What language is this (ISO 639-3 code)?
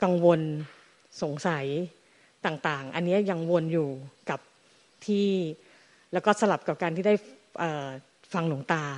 tha